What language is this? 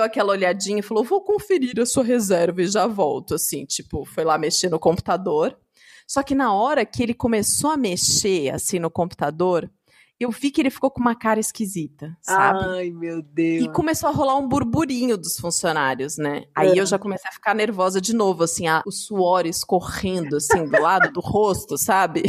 Portuguese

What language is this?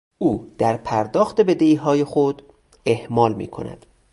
Persian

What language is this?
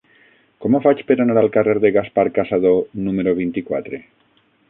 Catalan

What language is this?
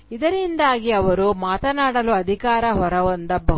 Kannada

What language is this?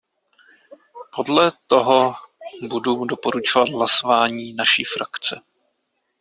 Czech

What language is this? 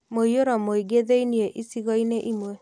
Kikuyu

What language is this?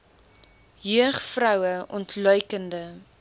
Afrikaans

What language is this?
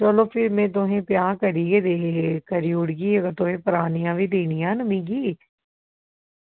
Dogri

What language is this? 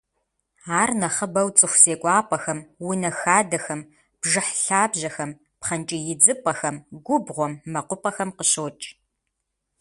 Kabardian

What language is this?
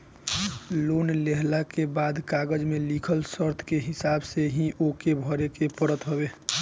Bhojpuri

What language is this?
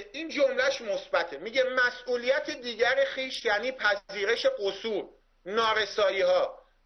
Persian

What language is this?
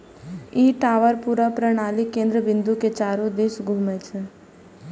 Maithili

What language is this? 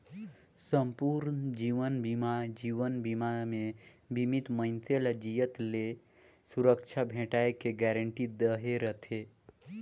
Chhattisgarhi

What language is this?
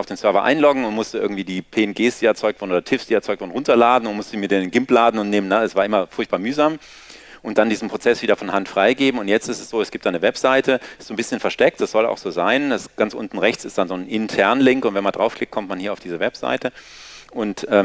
German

